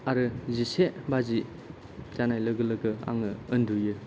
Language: Bodo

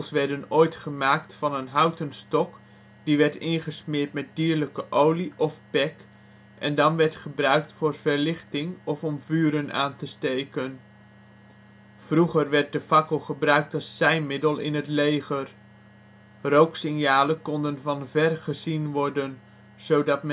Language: Dutch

